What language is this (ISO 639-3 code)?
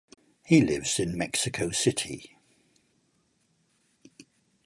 eng